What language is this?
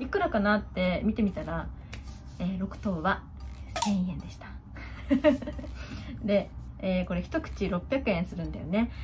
Japanese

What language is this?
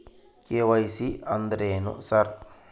Kannada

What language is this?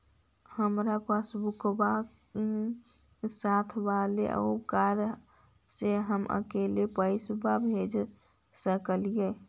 Magahi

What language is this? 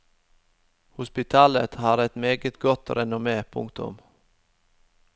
Norwegian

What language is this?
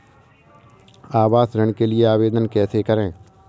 Hindi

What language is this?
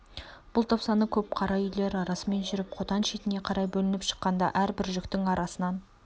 Kazakh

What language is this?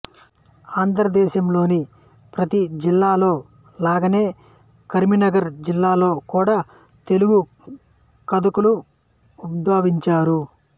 Telugu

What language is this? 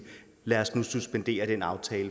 Danish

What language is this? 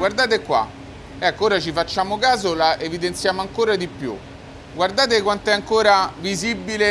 Italian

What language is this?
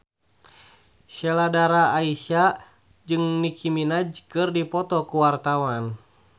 Sundanese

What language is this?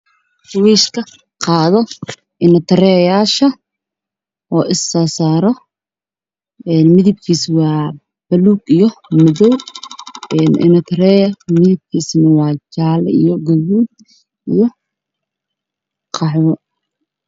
Somali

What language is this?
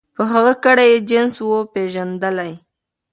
Pashto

